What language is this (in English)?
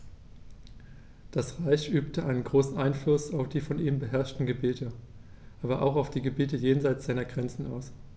German